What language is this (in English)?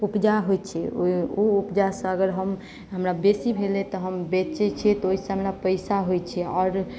Maithili